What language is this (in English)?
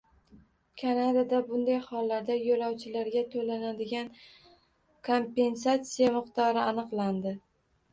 Uzbek